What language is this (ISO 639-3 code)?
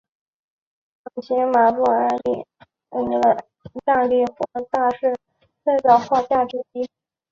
zho